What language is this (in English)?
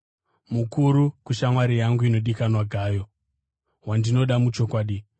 Shona